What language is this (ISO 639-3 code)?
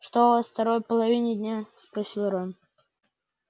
rus